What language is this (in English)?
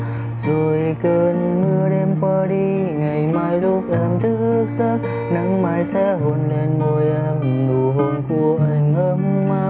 Vietnamese